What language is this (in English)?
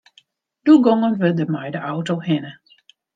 Western Frisian